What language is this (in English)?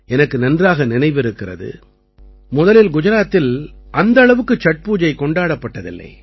Tamil